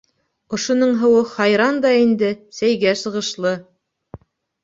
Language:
Bashkir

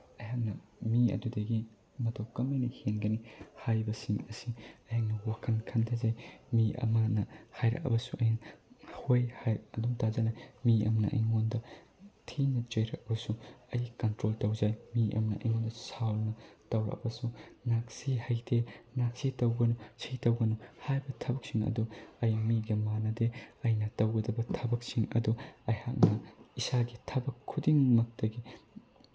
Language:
Manipuri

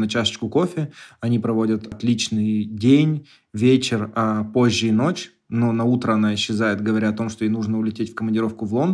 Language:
Russian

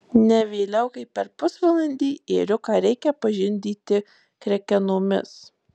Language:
Lithuanian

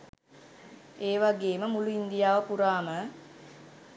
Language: Sinhala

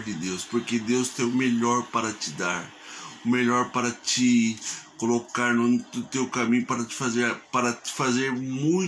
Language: Portuguese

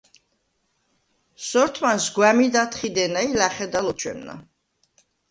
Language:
Svan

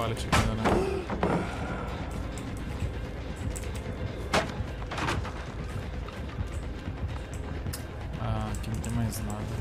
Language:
Portuguese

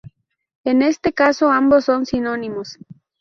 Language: Spanish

